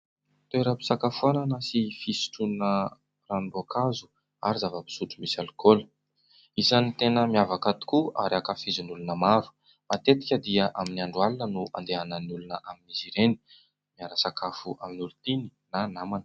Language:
Malagasy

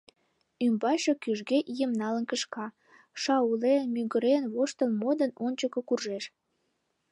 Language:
Mari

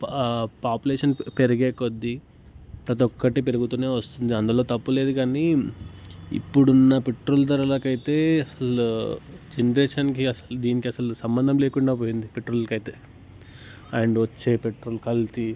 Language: Telugu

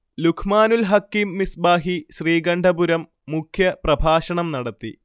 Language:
Malayalam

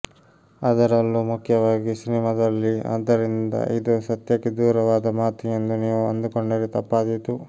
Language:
Kannada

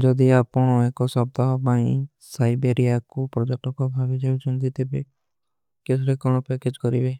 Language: Kui (India)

